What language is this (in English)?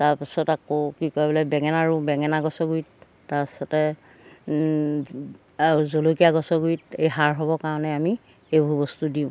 Assamese